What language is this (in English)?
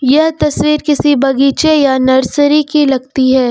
Hindi